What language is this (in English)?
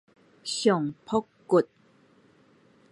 Min Nan Chinese